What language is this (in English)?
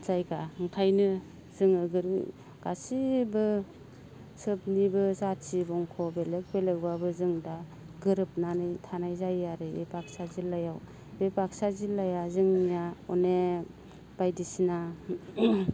Bodo